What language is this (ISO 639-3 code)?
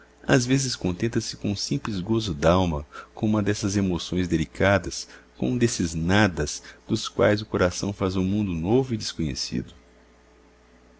por